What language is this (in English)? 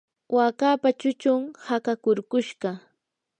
Yanahuanca Pasco Quechua